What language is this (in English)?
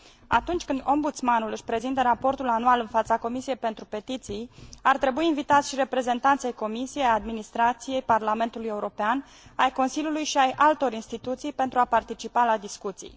Romanian